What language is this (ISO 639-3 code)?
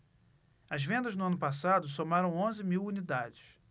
por